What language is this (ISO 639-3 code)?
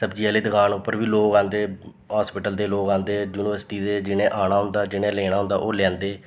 doi